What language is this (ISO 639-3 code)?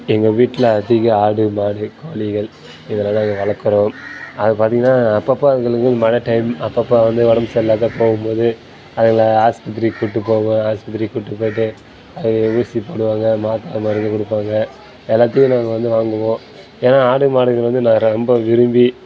tam